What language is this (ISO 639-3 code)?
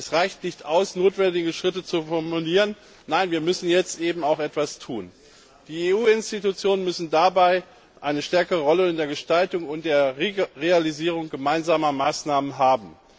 deu